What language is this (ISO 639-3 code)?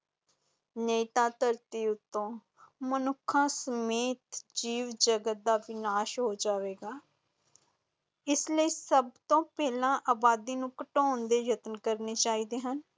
pan